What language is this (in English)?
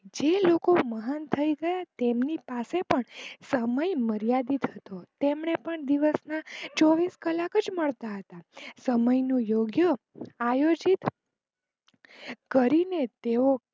Gujarati